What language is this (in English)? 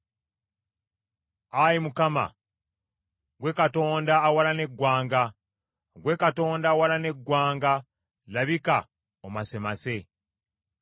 Ganda